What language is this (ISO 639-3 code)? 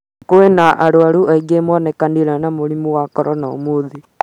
kik